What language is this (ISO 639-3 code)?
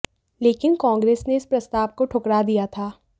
hin